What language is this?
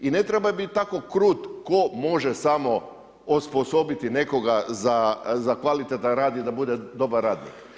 Croatian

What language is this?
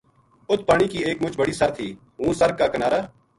Gujari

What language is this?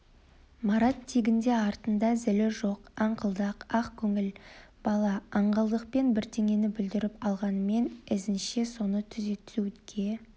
Kazakh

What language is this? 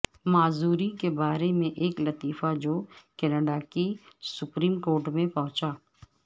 Urdu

